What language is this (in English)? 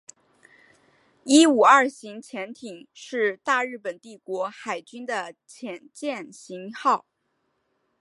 Chinese